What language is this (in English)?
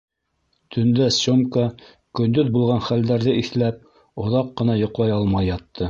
Bashkir